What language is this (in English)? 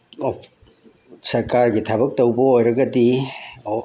Manipuri